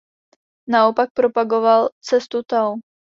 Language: Czech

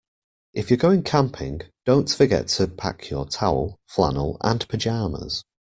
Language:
English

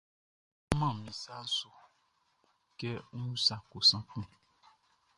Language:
Baoulé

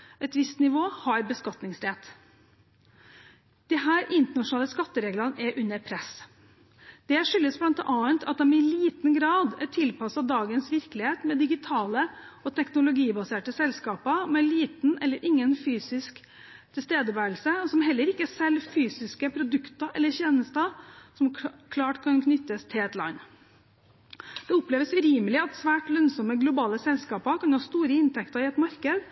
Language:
Norwegian Bokmål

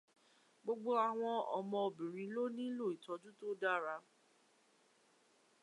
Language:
Yoruba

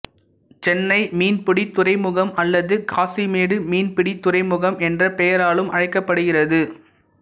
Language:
Tamil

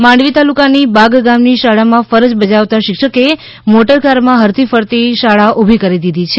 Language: Gujarati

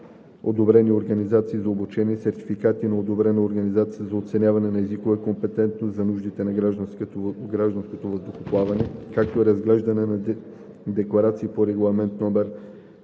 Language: Bulgarian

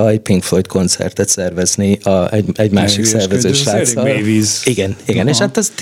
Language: Hungarian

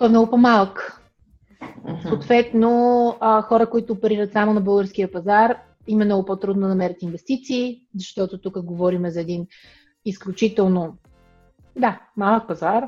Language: Bulgarian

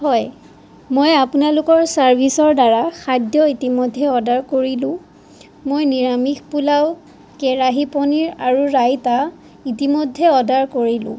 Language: Assamese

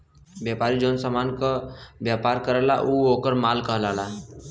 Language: Bhojpuri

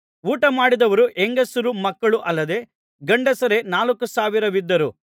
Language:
Kannada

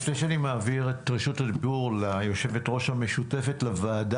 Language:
Hebrew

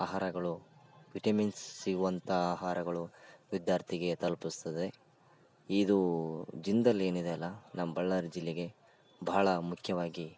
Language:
Kannada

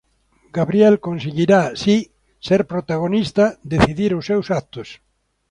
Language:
Galician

